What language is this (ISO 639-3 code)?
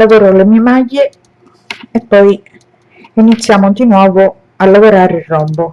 ita